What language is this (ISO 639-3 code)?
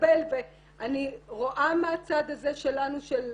heb